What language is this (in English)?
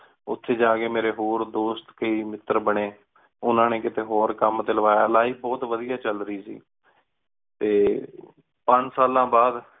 Punjabi